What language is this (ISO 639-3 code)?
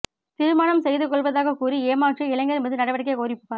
tam